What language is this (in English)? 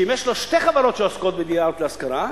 Hebrew